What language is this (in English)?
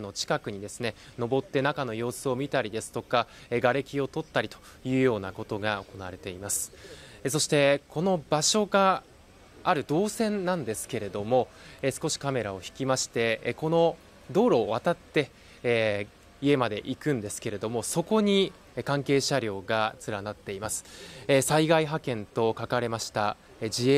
Japanese